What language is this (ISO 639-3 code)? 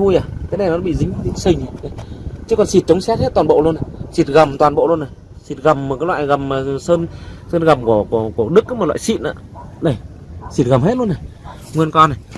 vie